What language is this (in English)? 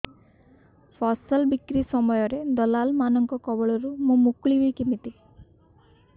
Odia